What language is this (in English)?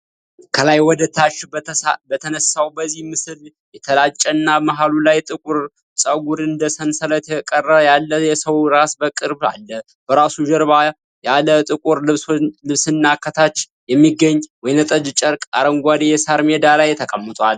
Amharic